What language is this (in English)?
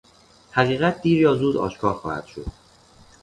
Persian